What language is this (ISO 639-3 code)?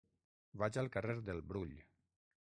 cat